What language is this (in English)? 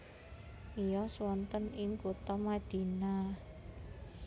Javanese